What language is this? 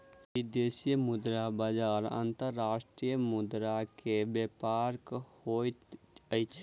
Maithili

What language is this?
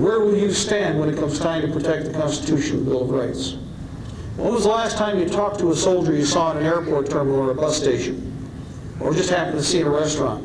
English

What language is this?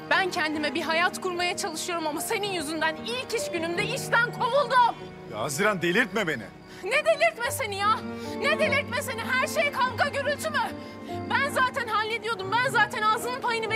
Turkish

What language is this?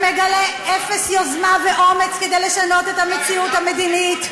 Hebrew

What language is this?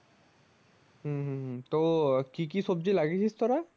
Bangla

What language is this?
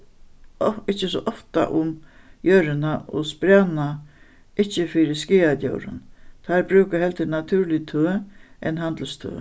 Faroese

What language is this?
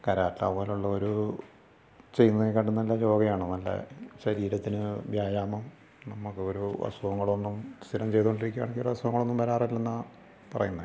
Malayalam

